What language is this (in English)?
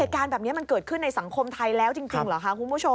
Thai